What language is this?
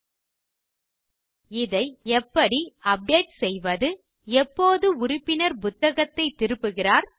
Tamil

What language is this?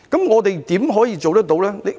Cantonese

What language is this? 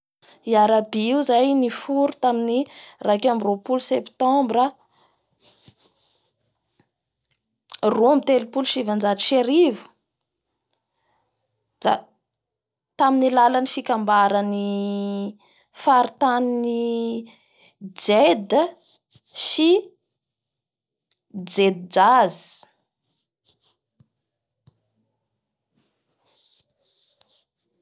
Bara Malagasy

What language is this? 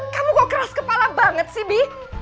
Indonesian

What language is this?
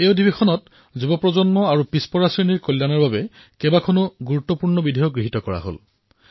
Assamese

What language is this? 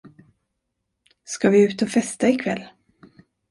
Swedish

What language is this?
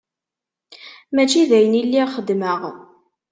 Kabyle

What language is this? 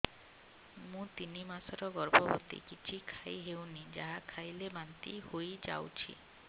Odia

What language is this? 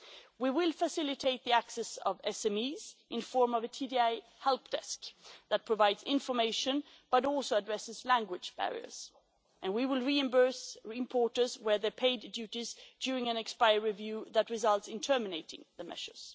English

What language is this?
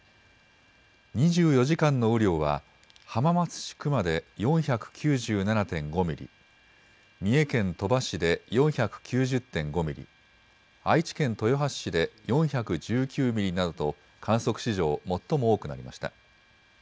Japanese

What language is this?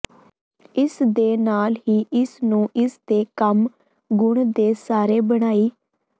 Punjabi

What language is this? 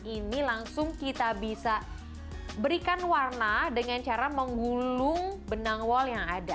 Indonesian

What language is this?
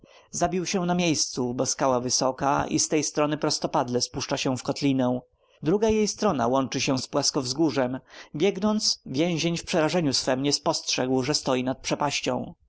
Polish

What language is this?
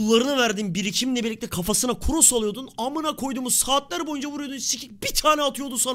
Turkish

